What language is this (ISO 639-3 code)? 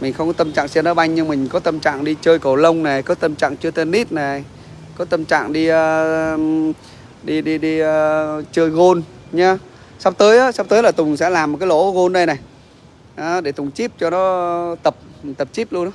vie